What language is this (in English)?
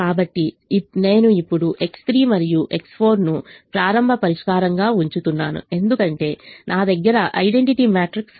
Telugu